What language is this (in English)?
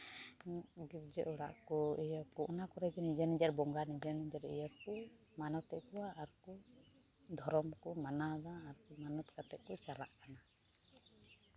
Santali